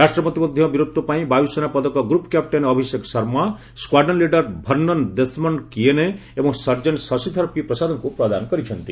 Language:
Odia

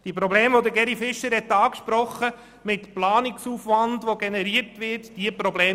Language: Swiss German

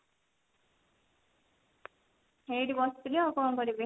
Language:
Odia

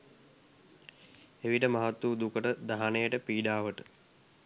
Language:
Sinhala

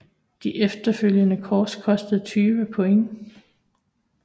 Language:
Danish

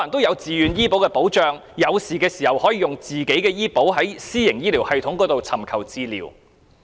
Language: Cantonese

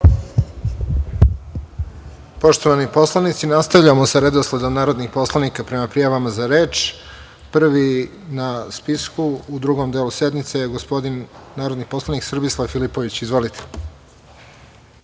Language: Serbian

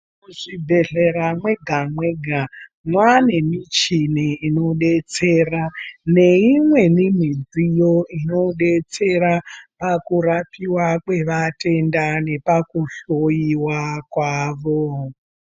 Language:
Ndau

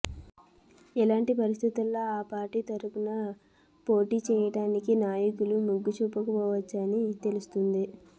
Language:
Telugu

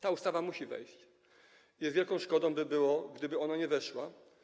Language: Polish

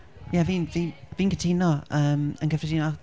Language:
Welsh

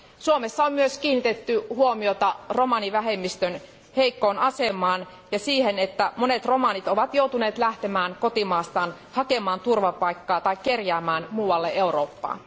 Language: Finnish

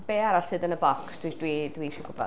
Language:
Welsh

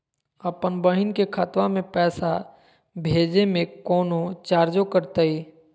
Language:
Magahi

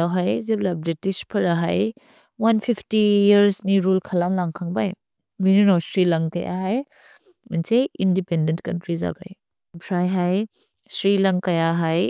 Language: Bodo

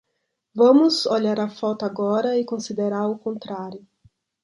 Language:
Portuguese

